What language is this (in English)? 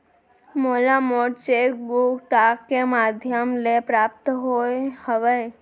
Chhattisgarhi